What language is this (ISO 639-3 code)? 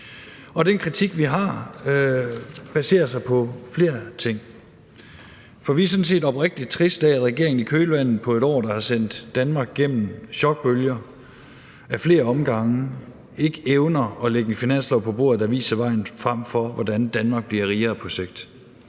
dan